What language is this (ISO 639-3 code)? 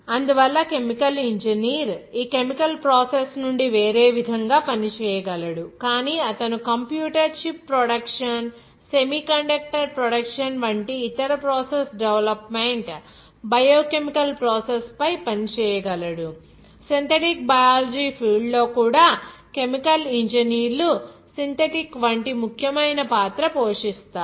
tel